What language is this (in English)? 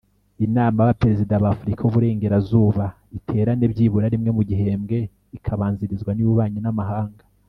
Kinyarwanda